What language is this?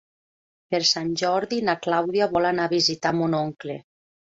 Catalan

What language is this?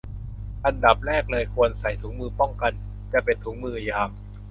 Thai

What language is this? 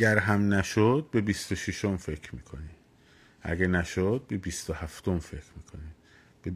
Persian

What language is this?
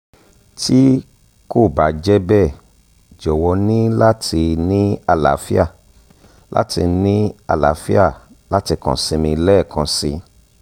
Yoruba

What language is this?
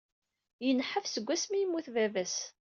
Kabyle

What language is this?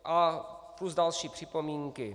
Czech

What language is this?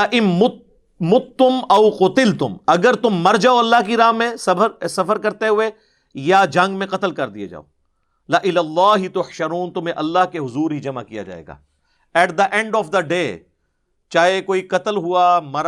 Urdu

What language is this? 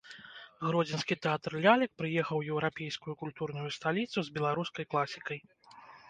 Belarusian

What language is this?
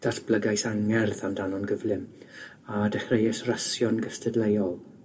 Welsh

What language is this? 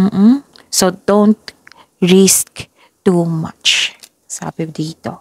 Filipino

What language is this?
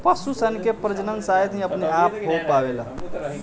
Bhojpuri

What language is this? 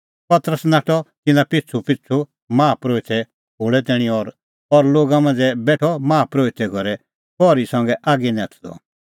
Kullu Pahari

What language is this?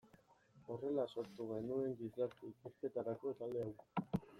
Basque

